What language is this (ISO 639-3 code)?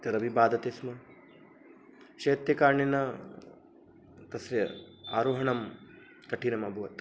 san